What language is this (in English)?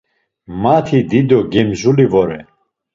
Laz